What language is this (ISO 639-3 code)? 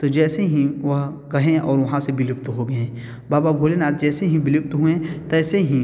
hin